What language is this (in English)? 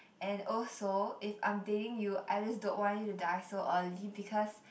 English